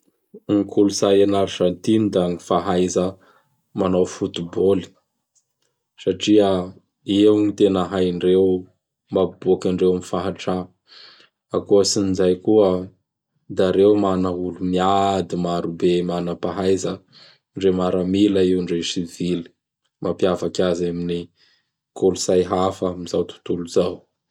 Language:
Bara Malagasy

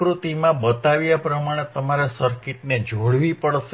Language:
Gujarati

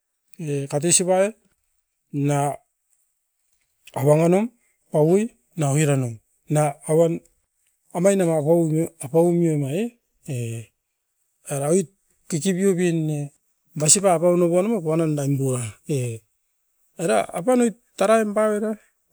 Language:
Askopan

